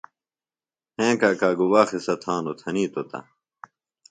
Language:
Phalura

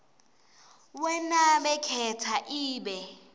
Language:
Swati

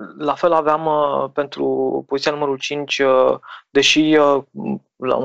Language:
Romanian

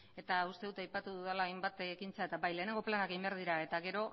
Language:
Basque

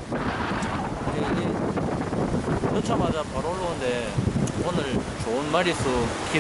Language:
Korean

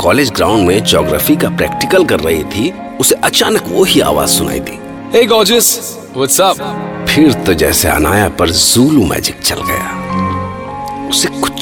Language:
Hindi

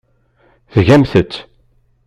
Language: Kabyle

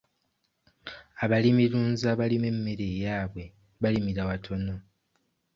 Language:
Ganda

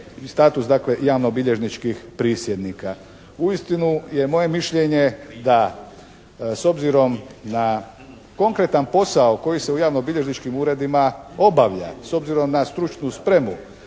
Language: Croatian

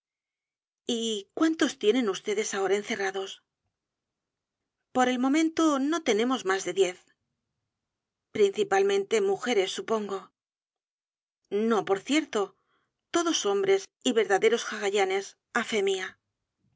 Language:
Spanish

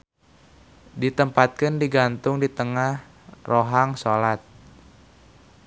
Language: Sundanese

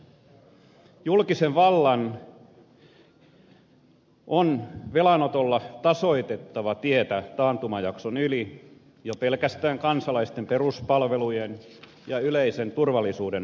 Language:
Finnish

